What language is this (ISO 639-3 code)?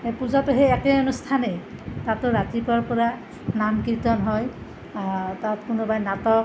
asm